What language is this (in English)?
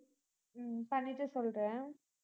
Tamil